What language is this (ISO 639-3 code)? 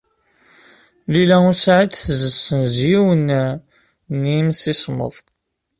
kab